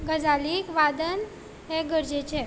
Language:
Konkani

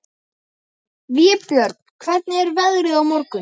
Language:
Icelandic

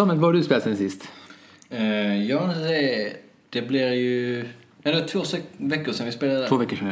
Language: Swedish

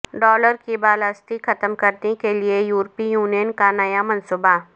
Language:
Urdu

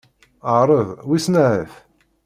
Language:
Kabyle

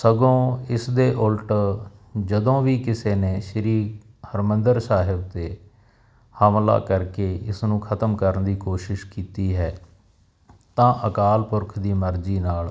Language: Punjabi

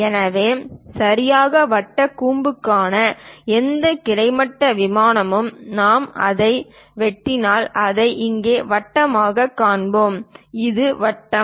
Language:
Tamil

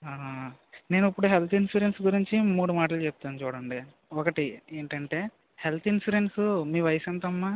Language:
Telugu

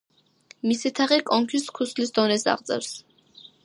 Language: Georgian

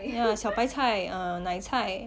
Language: English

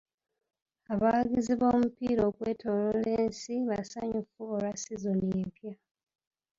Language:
Ganda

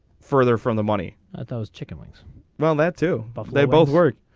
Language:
English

